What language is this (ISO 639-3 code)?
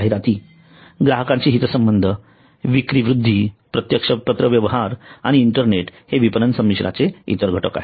mar